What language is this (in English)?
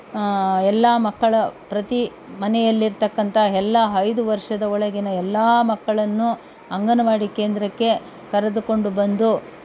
Kannada